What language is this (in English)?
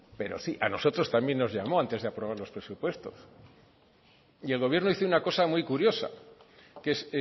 Spanish